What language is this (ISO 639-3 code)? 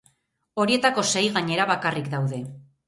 eus